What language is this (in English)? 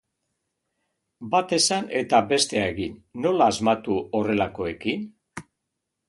Basque